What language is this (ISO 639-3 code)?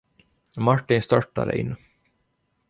swe